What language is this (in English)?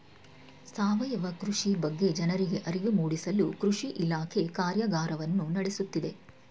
Kannada